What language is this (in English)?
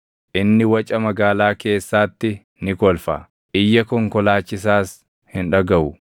Oromo